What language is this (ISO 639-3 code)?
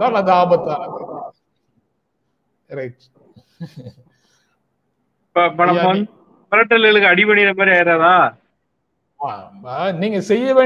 tam